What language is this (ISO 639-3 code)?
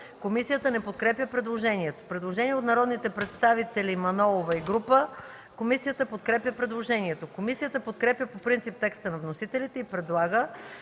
bul